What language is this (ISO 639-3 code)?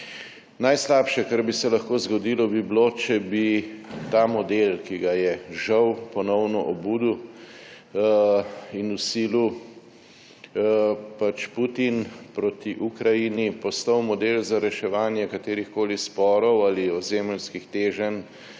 slv